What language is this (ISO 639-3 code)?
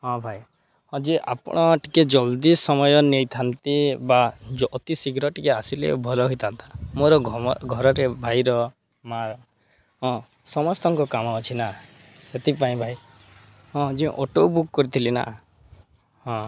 ori